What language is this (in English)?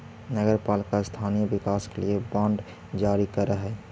Magahi